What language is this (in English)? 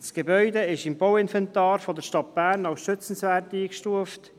Swiss German